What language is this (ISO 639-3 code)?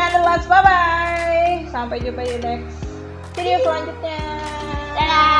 ind